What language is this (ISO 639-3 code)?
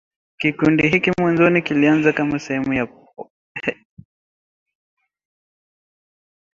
swa